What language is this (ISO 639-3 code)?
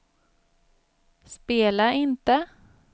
swe